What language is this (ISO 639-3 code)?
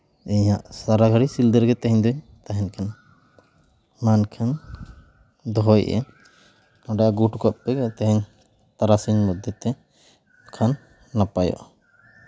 sat